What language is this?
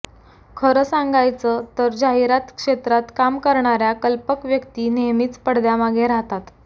Marathi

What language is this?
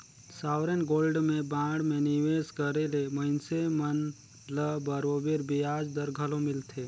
Chhattisgarhi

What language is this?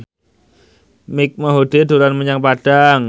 Javanese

